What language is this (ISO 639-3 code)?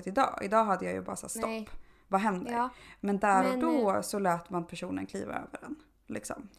swe